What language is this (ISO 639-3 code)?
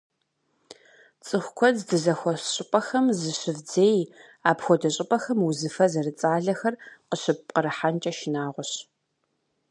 kbd